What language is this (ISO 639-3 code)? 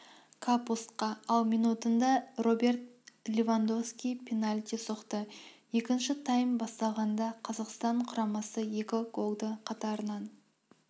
kaz